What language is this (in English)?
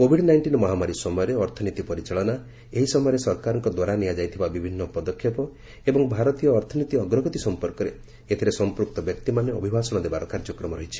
Odia